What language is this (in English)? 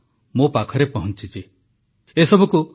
Odia